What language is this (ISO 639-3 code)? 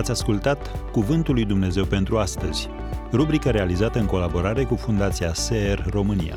ron